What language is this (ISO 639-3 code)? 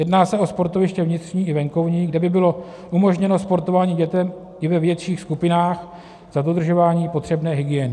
ces